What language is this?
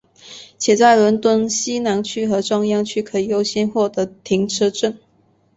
Chinese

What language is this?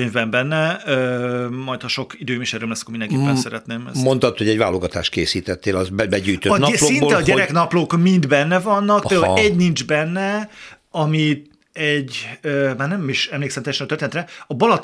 Hungarian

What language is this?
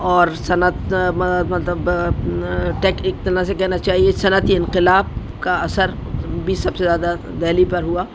Urdu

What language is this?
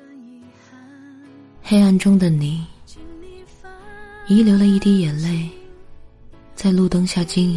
Chinese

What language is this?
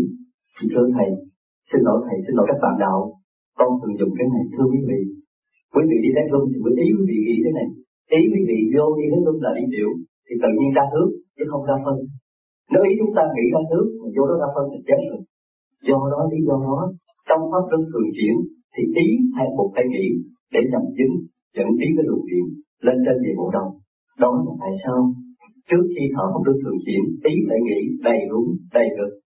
Vietnamese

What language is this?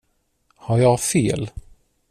Swedish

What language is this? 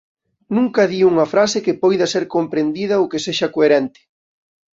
Galician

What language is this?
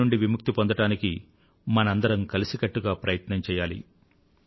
Telugu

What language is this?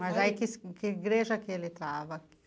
Portuguese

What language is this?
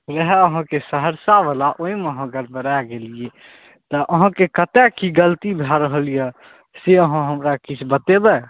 Maithili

